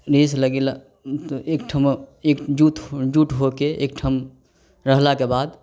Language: Maithili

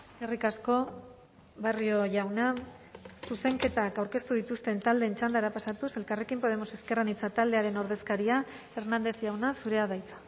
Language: Basque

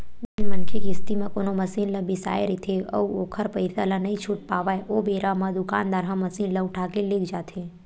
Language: Chhattisgarhi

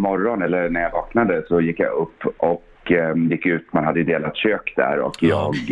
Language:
Swedish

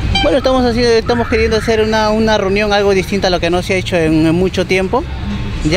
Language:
Spanish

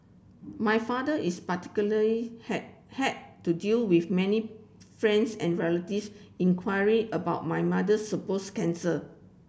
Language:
English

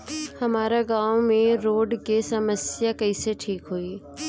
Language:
Bhojpuri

